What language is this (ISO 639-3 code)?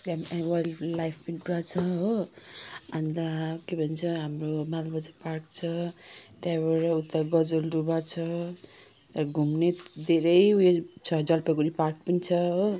nep